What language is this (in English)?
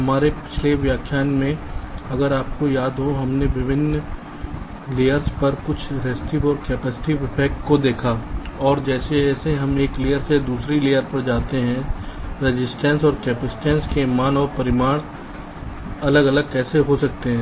Hindi